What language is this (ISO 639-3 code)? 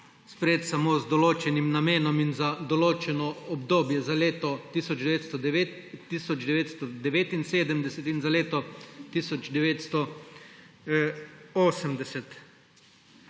slv